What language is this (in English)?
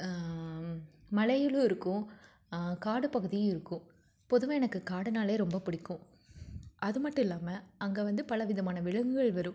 Tamil